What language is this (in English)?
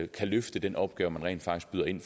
Danish